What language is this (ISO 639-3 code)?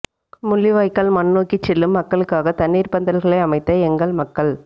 tam